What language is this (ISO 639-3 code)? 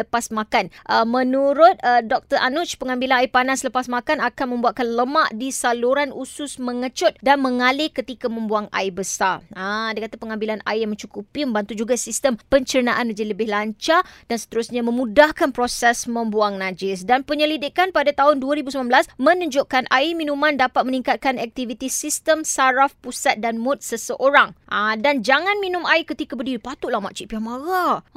msa